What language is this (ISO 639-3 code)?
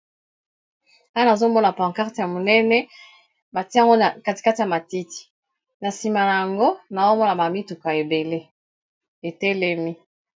lin